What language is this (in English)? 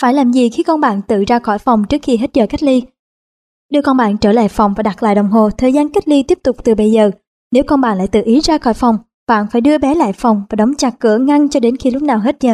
Vietnamese